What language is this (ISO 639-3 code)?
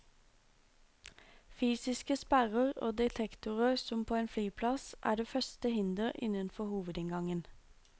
nor